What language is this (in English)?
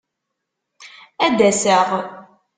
Kabyle